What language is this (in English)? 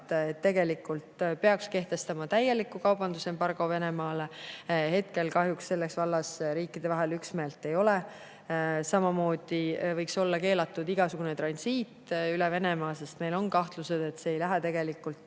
Estonian